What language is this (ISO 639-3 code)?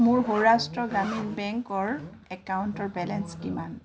asm